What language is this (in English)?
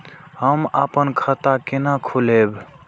Maithili